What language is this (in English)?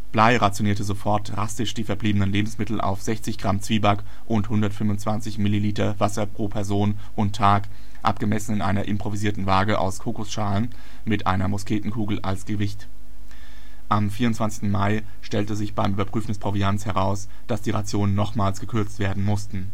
German